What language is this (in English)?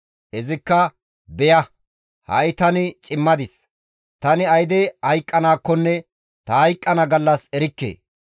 Gamo